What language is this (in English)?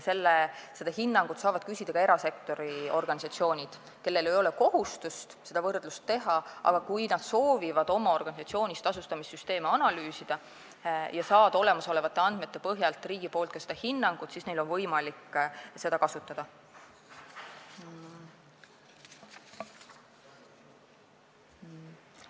Estonian